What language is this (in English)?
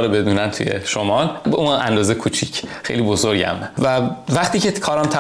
Persian